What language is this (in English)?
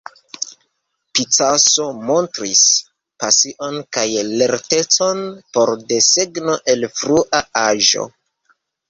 Esperanto